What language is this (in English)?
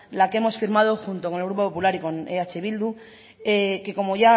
Spanish